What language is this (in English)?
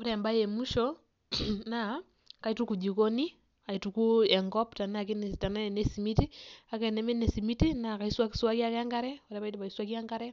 Masai